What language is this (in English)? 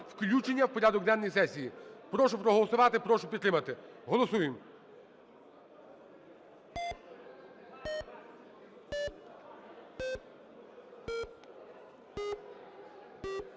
Ukrainian